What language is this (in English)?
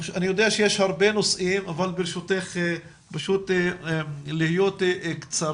Hebrew